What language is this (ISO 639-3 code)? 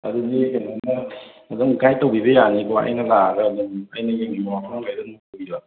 mni